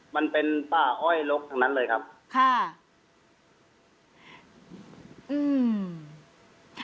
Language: Thai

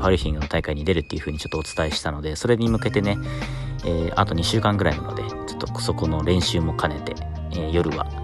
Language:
Japanese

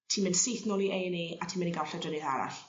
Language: Welsh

